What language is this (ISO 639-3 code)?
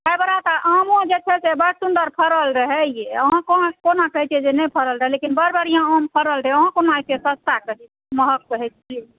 mai